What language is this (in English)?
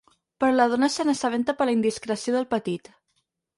Catalan